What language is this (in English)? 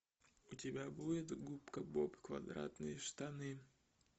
Russian